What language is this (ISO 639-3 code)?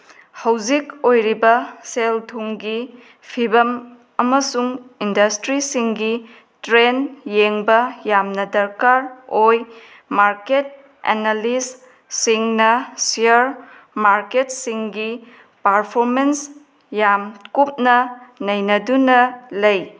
mni